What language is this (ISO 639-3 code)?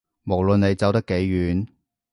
yue